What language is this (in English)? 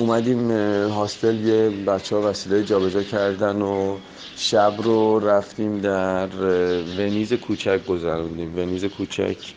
Persian